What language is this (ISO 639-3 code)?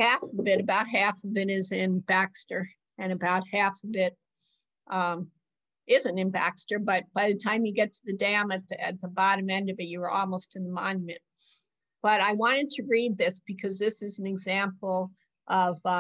eng